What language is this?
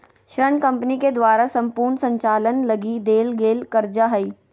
Magahi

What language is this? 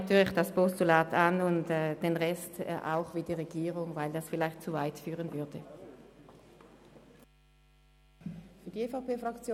Swiss German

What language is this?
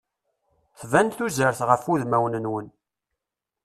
Kabyle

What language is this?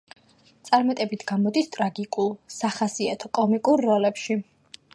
Georgian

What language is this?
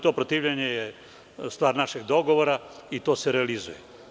Serbian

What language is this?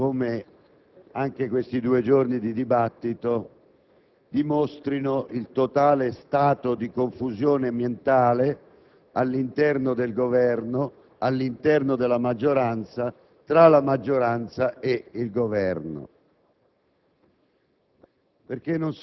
Italian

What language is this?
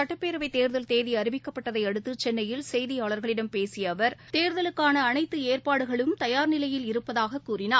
Tamil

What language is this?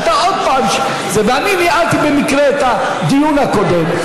Hebrew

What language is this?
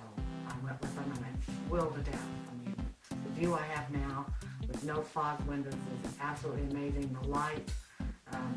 English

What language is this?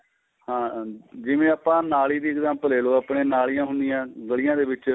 Punjabi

